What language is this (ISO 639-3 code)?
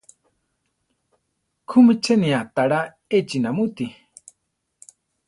tar